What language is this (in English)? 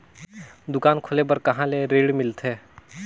Chhattisgarhi